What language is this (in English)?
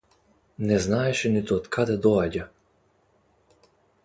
Macedonian